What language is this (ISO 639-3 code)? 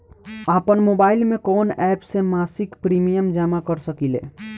bho